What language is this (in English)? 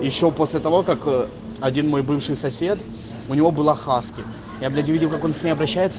Russian